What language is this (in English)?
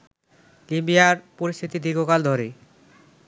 Bangla